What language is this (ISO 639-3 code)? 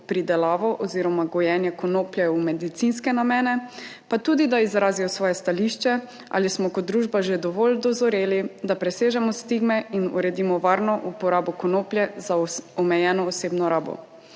slv